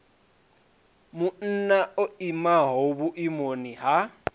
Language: Venda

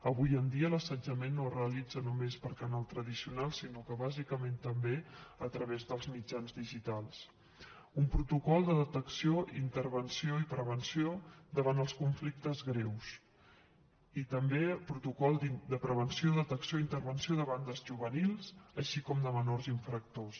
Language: Catalan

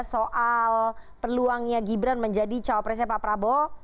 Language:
Indonesian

